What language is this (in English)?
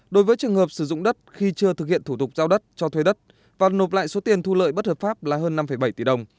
Vietnamese